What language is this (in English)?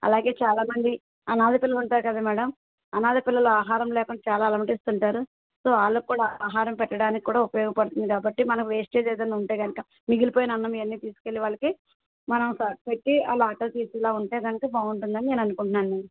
Telugu